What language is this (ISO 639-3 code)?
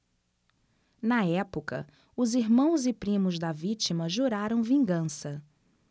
por